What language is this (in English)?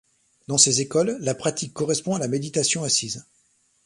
French